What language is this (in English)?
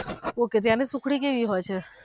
Gujarati